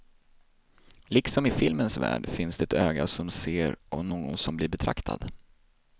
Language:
Swedish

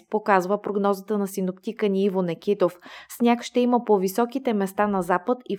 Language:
Bulgarian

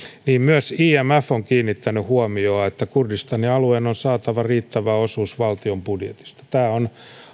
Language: Finnish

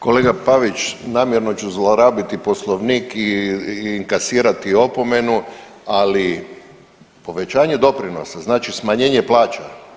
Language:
Croatian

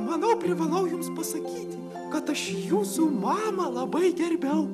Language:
Lithuanian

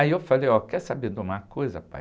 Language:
Portuguese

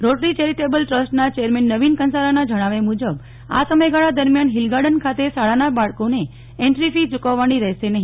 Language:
Gujarati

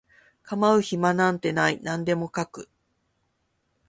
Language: Japanese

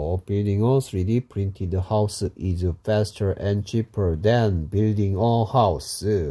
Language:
Korean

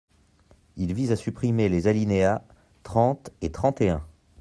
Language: French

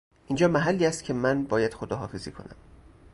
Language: Persian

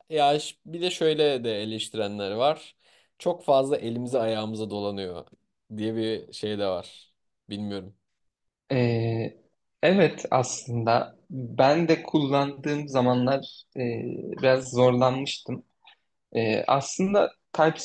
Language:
Turkish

